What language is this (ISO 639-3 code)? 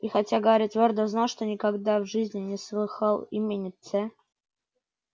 rus